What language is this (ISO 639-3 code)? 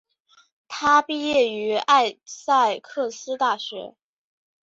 zho